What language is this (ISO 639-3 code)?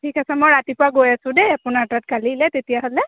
asm